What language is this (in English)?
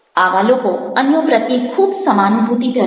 Gujarati